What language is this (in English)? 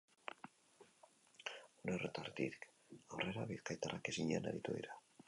Basque